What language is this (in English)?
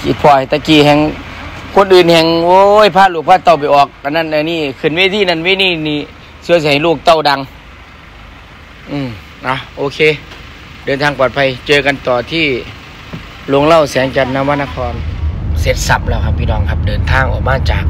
Thai